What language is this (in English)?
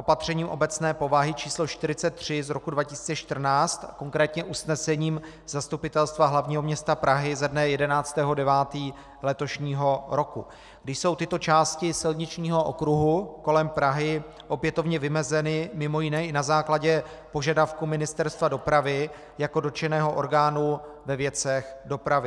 Czech